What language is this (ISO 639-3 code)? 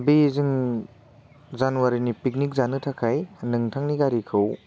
brx